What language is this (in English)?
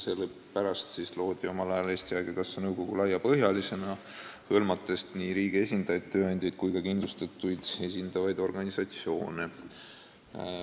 Estonian